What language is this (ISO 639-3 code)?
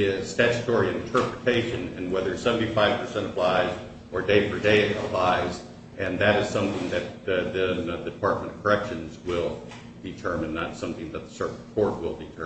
eng